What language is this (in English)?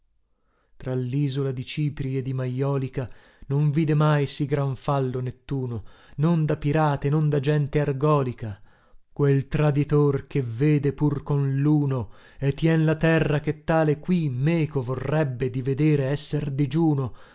Italian